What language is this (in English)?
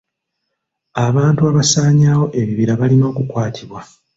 Ganda